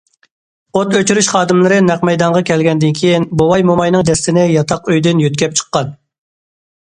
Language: Uyghur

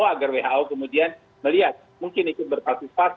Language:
Indonesian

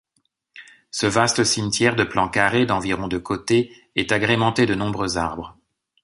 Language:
French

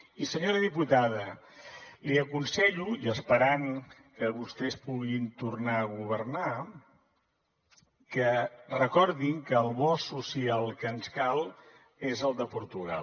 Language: Catalan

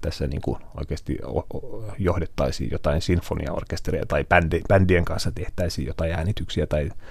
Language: Finnish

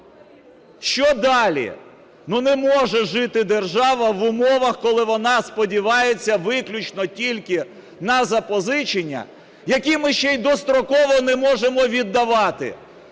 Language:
Ukrainian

